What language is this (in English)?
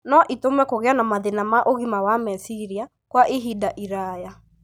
Kikuyu